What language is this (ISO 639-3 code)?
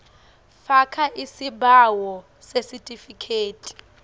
ssw